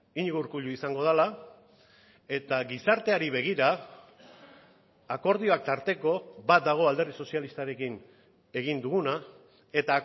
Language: Basque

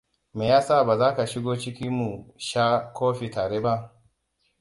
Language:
Hausa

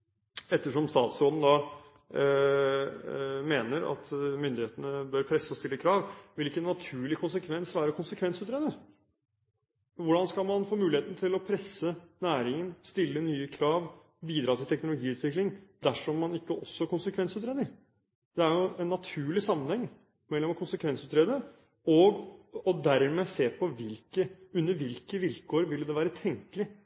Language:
Norwegian Bokmål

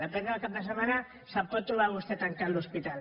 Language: Catalan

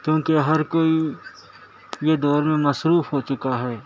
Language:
Urdu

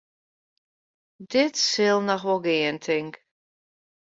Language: Western Frisian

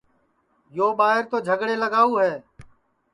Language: Sansi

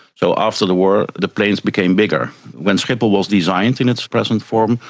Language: English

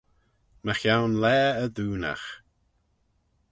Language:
Manx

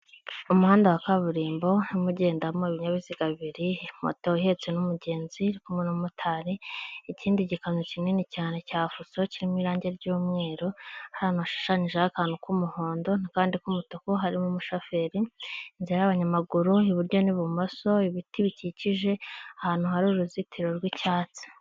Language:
Kinyarwanda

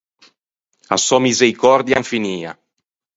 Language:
Ligurian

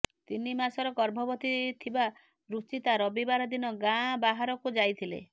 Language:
Odia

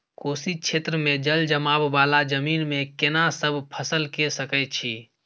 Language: Maithili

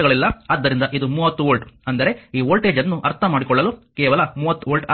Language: Kannada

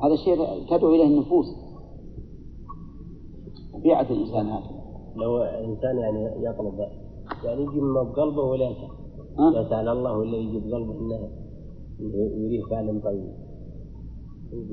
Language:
Arabic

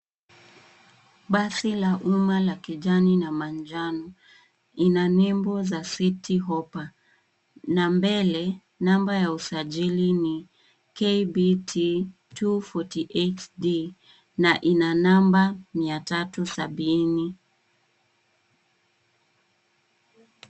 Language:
Swahili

